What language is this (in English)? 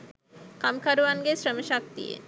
Sinhala